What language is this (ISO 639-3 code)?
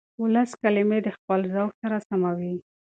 pus